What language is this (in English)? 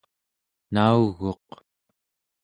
Central Yupik